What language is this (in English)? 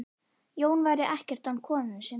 Icelandic